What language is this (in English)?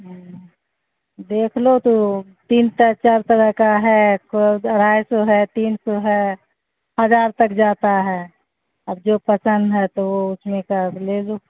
Urdu